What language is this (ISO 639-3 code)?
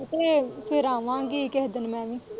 pan